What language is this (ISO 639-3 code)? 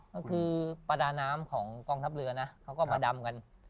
tha